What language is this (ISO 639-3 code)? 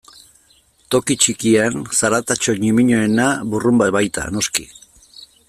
eus